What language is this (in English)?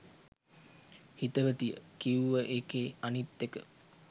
Sinhala